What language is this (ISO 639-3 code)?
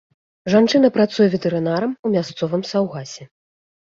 bel